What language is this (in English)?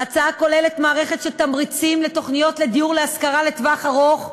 Hebrew